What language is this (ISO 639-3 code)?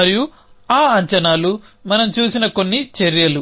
tel